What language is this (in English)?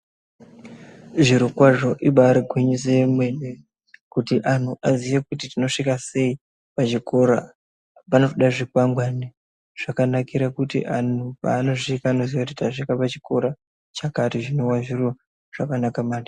Ndau